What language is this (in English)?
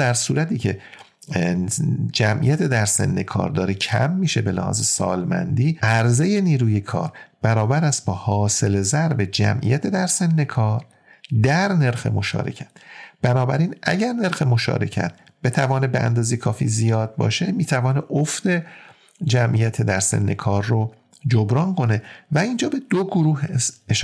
Persian